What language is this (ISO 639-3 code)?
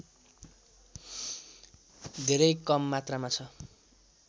nep